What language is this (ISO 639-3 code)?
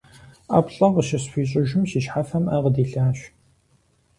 kbd